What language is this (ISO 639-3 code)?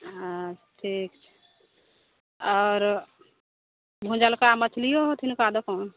mai